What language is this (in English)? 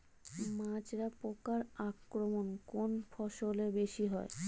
Bangla